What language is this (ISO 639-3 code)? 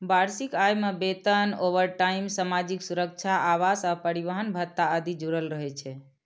mai